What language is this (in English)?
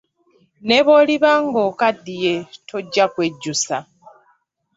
Ganda